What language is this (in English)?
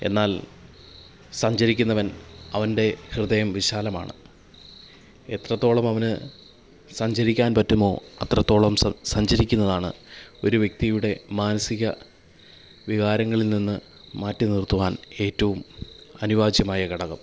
Malayalam